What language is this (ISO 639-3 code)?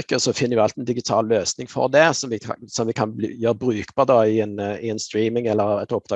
nor